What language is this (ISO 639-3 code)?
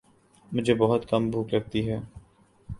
urd